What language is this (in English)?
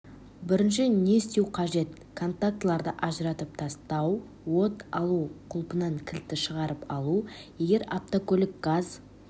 Kazakh